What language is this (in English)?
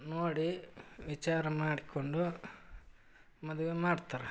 Kannada